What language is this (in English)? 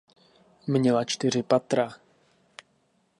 Czech